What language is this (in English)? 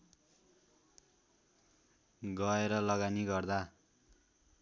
Nepali